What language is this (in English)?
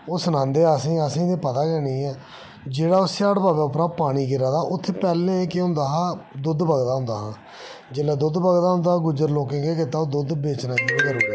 Dogri